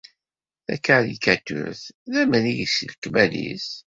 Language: Kabyle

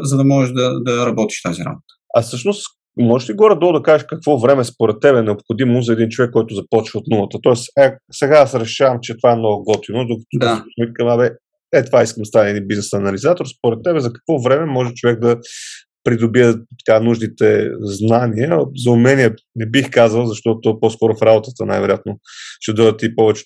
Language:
Bulgarian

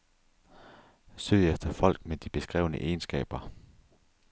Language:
Danish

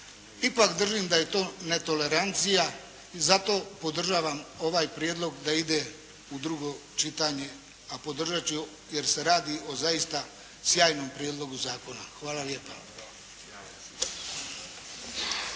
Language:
Croatian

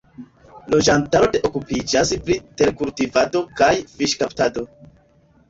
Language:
Esperanto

